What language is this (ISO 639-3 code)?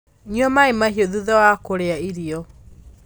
kik